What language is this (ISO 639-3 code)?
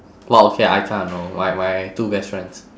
eng